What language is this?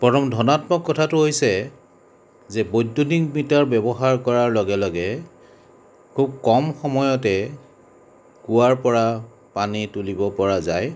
Assamese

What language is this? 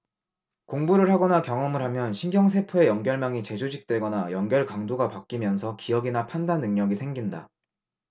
Korean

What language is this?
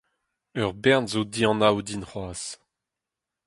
Breton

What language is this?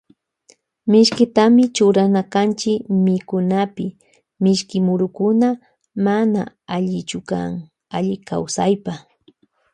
Loja Highland Quichua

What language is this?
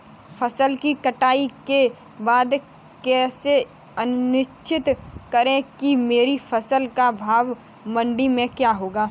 Hindi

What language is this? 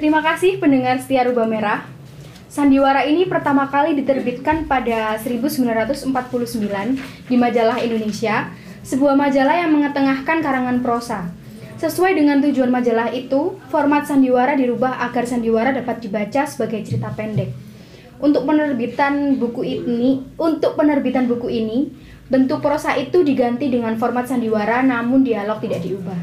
Indonesian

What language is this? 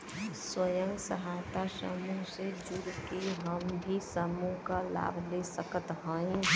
Bhojpuri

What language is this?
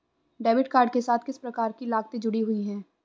Hindi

